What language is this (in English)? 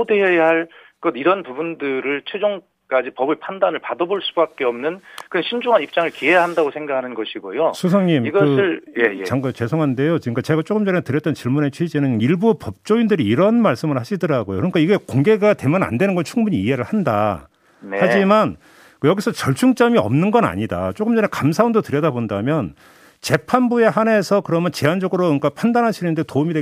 Korean